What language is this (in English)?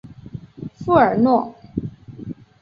Chinese